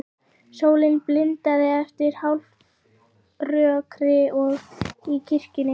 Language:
Icelandic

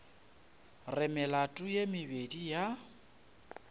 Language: Northern Sotho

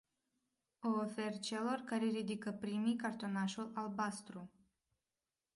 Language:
Romanian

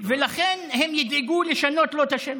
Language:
Hebrew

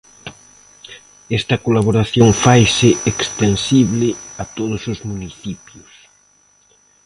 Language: Galician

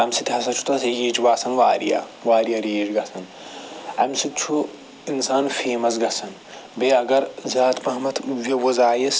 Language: Kashmiri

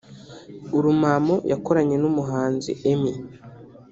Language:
Kinyarwanda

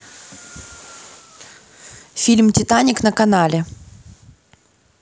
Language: Russian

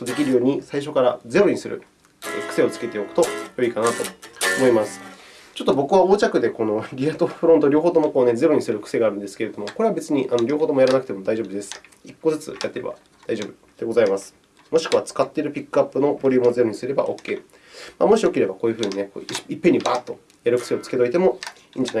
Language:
Japanese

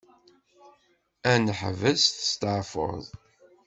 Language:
Kabyle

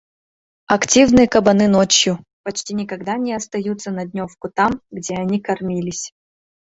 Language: Mari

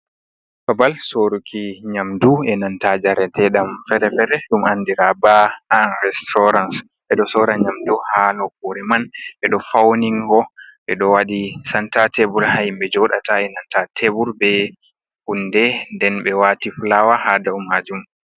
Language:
Fula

